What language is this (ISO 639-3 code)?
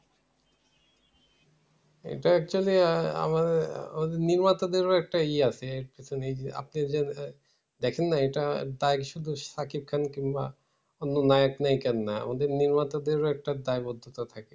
ben